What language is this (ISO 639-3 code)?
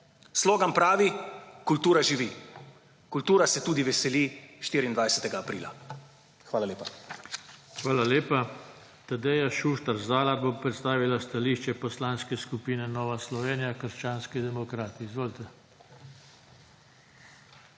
slv